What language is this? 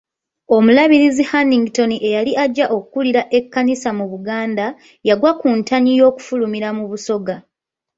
Ganda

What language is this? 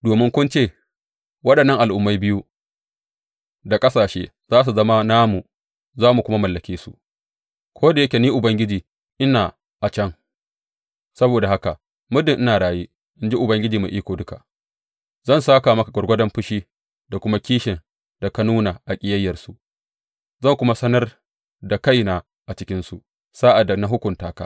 Hausa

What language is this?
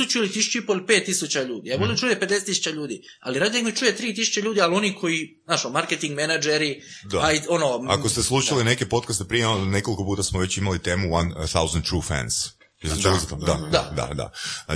Croatian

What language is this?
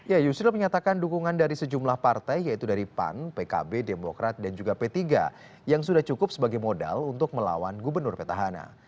Indonesian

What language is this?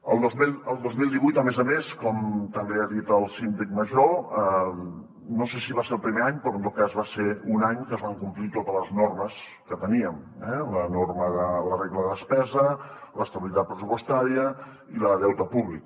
Catalan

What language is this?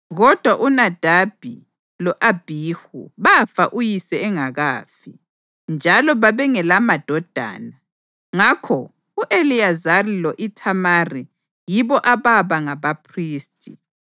North Ndebele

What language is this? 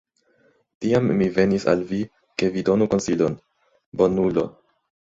Esperanto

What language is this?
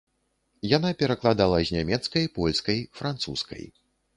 Belarusian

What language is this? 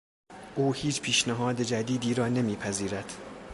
Persian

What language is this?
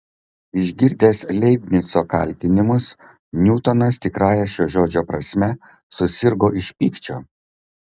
Lithuanian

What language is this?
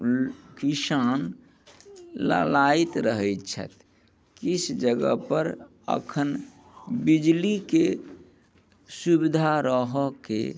Maithili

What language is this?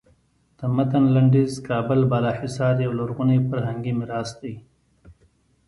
Pashto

